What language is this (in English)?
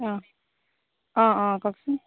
Assamese